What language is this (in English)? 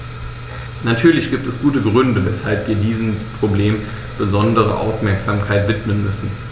German